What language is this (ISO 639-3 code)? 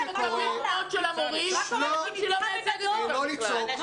heb